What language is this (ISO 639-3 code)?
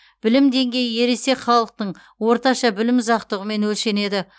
kaz